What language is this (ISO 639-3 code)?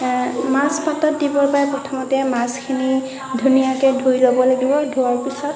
asm